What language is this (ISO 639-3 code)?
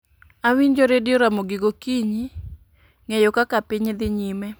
luo